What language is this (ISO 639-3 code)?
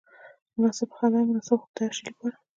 pus